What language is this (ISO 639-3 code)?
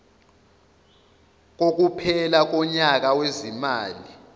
zul